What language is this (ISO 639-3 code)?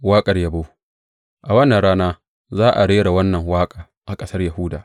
hau